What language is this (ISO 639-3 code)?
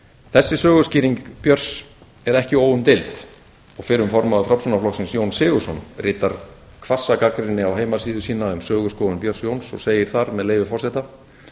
isl